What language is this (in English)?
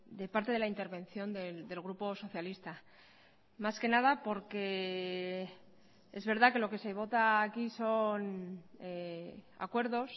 Spanish